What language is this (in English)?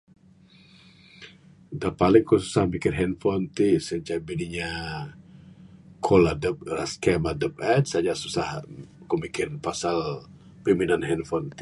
Bukar-Sadung Bidayuh